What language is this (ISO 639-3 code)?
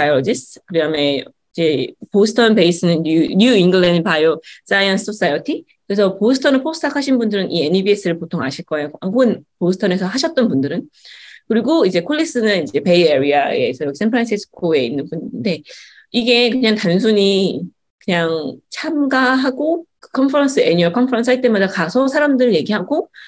kor